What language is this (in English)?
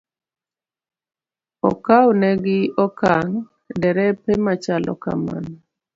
Luo (Kenya and Tanzania)